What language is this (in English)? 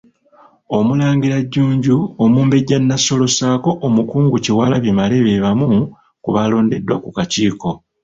Ganda